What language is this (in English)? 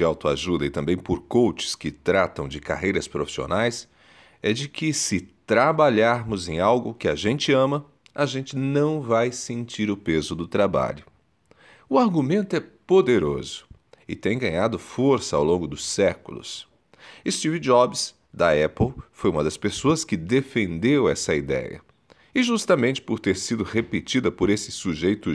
Portuguese